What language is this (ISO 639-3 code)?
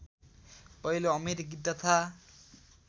nep